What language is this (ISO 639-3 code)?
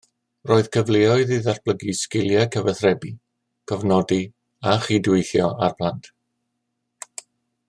cym